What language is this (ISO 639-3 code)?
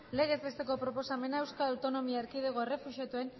eus